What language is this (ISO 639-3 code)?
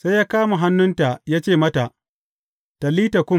hau